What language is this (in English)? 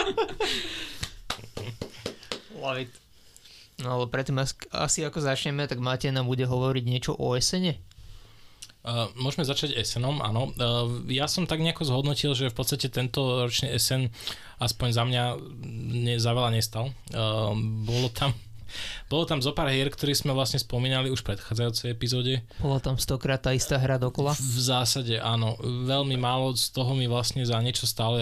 Slovak